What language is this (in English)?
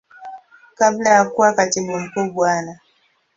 Swahili